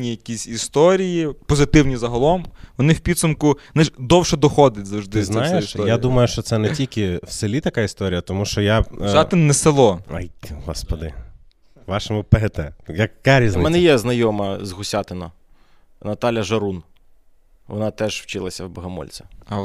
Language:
Ukrainian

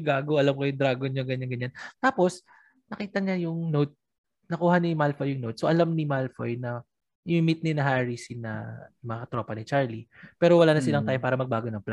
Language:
Filipino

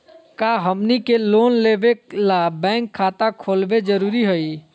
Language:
Magahi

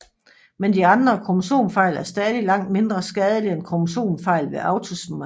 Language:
Danish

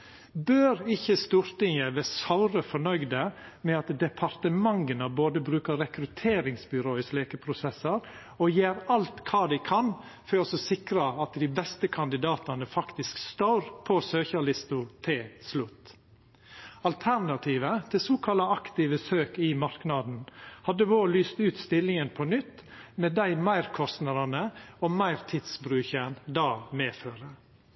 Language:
Norwegian Nynorsk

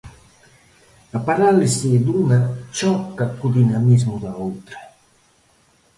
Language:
Galician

